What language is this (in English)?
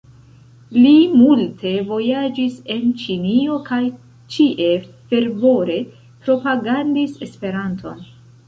Esperanto